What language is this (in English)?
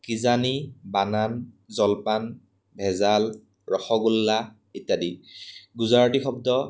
Assamese